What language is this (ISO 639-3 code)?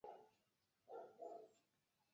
zho